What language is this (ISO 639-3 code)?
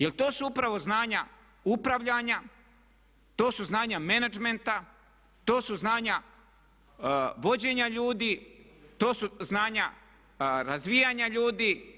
hrv